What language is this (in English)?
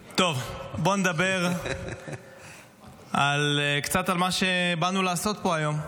Hebrew